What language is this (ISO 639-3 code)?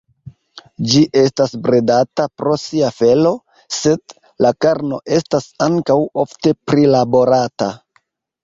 epo